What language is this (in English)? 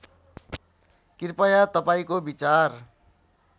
Nepali